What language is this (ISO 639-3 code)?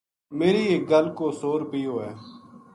gju